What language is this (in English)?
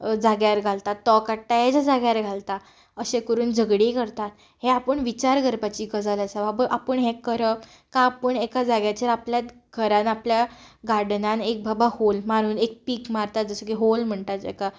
Konkani